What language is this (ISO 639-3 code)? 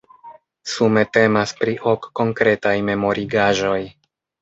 epo